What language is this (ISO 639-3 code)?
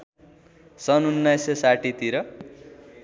nep